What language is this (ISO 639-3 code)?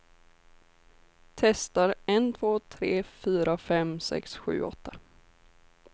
swe